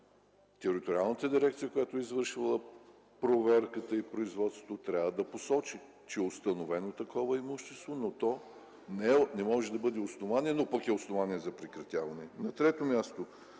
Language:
Bulgarian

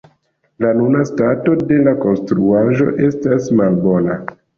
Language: Esperanto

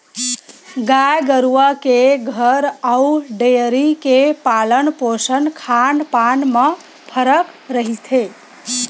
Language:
Chhattisgarhi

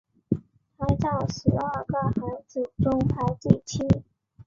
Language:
Chinese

